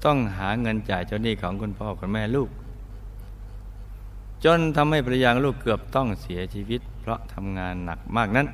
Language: Thai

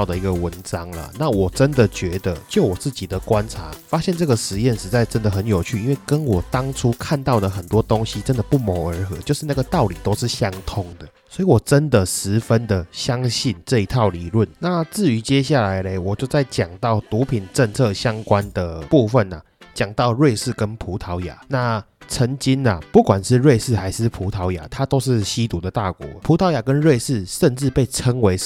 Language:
Chinese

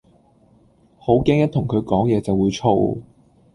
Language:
Cantonese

